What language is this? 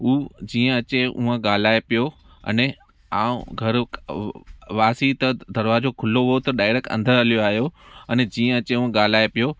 Sindhi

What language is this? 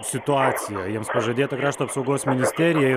Lithuanian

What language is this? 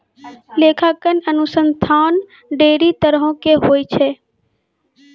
Maithili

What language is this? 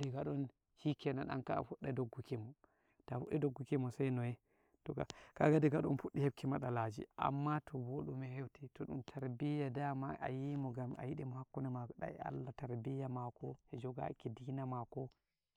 Nigerian Fulfulde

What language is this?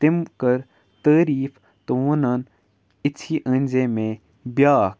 Kashmiri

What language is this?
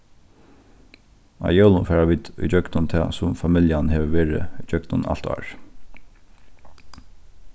Faroese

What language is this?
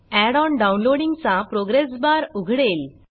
Marathi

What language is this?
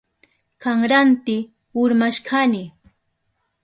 Southern Pastaza Quechua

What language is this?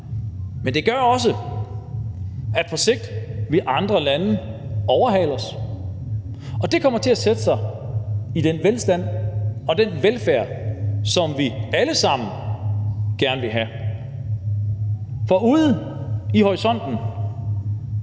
Danish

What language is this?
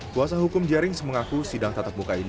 Indonesian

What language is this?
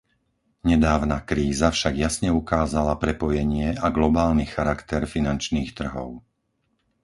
Slovak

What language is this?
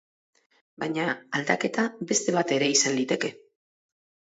Basque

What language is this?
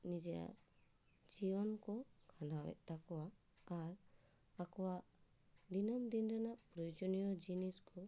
Santali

